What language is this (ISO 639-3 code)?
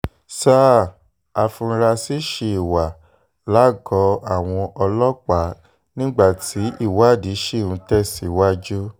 yor